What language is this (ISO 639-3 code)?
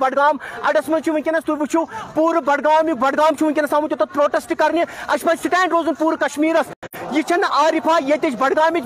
tur